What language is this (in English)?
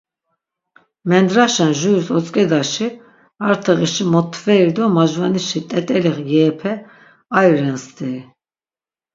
Laz